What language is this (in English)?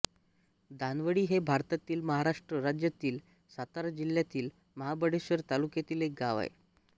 Marathi